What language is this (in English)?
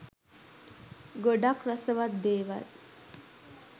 Sinhala